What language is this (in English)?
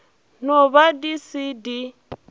Northern Sotho